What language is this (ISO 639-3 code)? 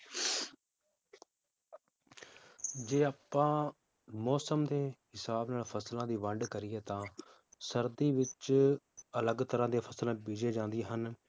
pan